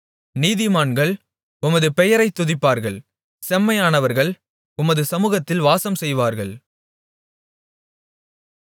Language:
Tamil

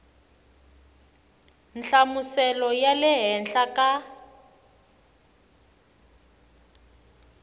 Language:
Tsonga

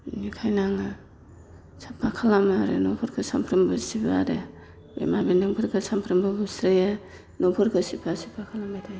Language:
Bodo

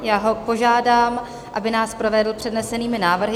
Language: Czech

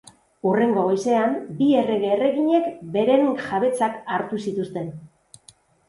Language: Basque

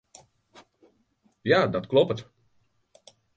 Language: Western Frisian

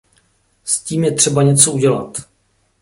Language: Czech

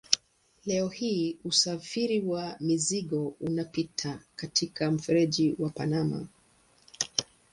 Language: Swahili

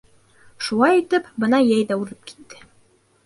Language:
Bashkir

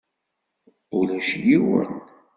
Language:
Kabyle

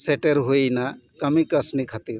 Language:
Santali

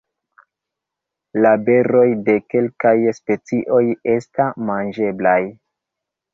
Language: Esperanto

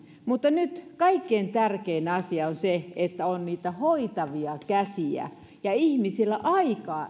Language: Finnish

